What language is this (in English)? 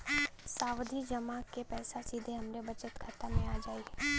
Bhojpuri